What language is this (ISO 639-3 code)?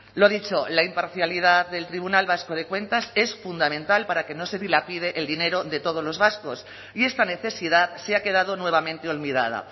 spa